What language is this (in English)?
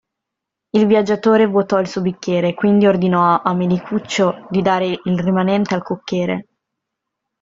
Italian